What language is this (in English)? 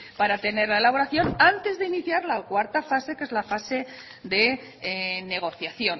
Spanish